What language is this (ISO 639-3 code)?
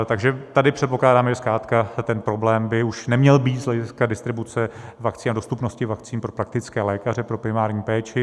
ces